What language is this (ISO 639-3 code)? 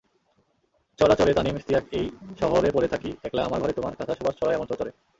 ben